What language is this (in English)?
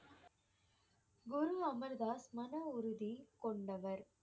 Tamil